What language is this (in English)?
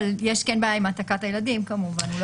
Hebrew